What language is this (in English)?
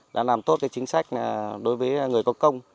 Vietnamese